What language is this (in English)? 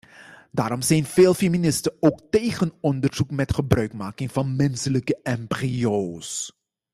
Dutch